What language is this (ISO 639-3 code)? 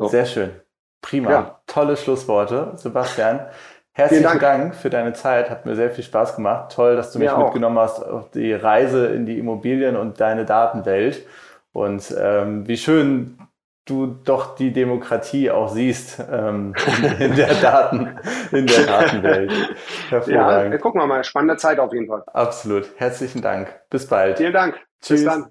deu